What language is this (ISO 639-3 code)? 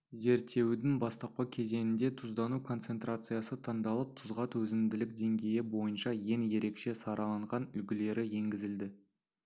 kaz